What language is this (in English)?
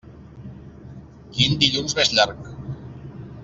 Catalan